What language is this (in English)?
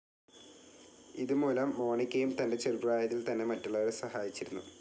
Malayalam